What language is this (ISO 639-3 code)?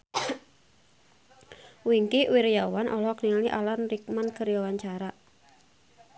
sun